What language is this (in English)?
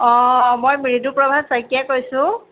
Assamese